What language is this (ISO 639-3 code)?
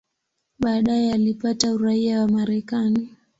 swa